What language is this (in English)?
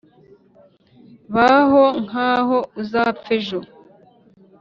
Kinyarwanda